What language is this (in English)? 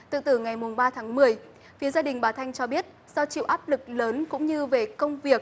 Vietnamese